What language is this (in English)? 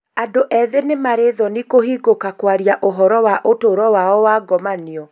Kikuyu